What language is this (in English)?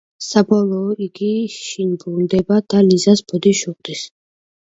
Georgian